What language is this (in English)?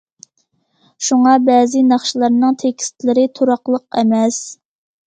Uyghur